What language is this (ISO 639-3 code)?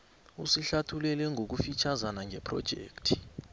nbl